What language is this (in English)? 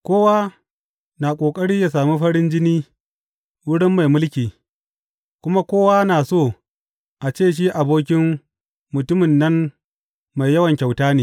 Hausa